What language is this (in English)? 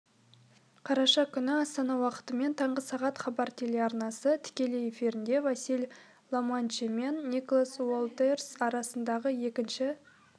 Kazakh